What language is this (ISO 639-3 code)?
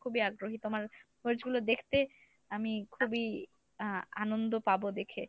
ben